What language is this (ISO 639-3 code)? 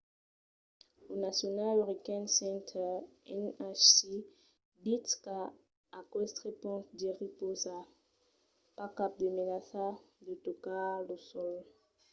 oci